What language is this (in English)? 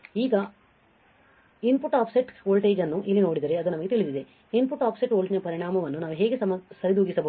Kannada